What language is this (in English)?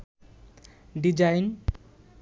Bangla